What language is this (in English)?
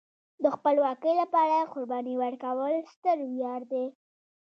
Pashto